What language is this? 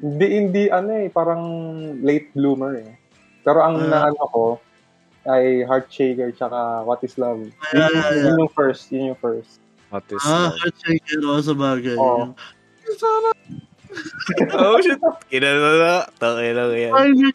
Filipino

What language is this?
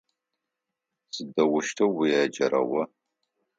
Adyghe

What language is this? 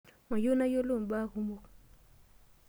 Masai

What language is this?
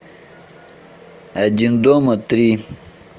Russian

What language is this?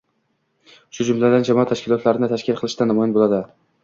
Uzbek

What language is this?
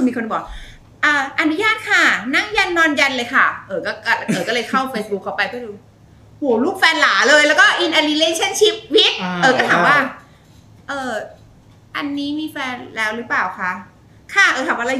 Thai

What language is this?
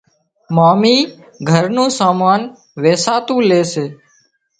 Wadiyara Koli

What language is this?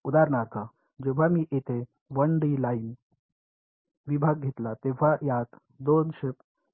Marathi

